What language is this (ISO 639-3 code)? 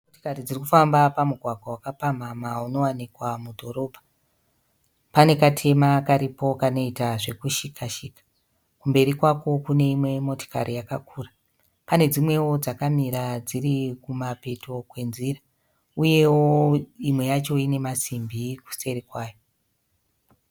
sna